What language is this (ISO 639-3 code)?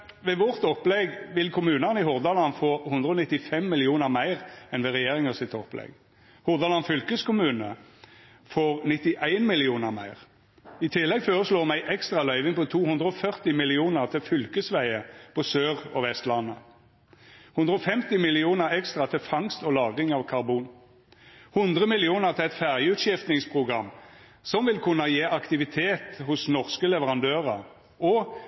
nno